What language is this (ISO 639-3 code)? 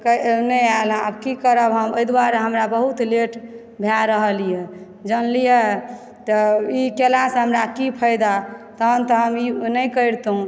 mai